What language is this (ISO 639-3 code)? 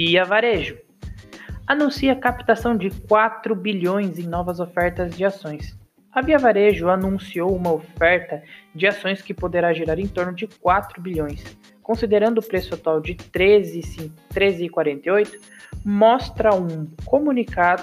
por